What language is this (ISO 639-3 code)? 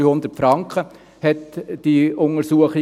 gsw